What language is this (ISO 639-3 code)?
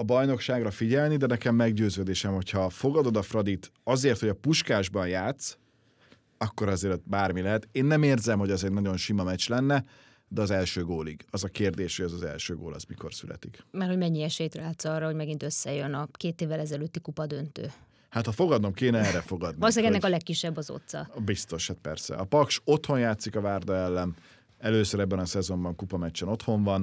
hun